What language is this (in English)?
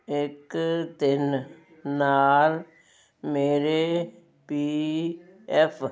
Punjabi